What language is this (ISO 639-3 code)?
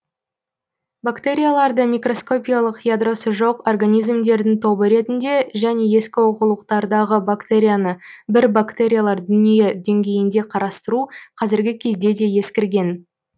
kaz